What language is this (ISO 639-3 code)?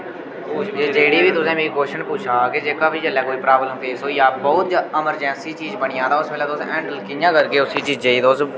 doi